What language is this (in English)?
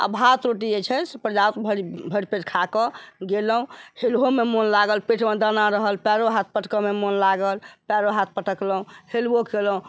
Maithili